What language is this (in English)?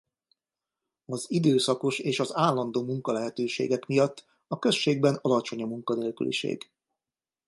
Hungarian